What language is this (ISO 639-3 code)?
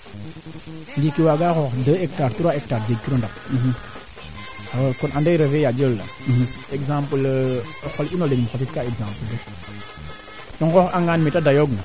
srr